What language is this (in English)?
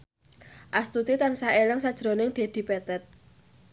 Javanese